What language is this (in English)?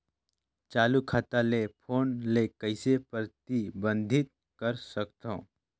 Chhattisgarhi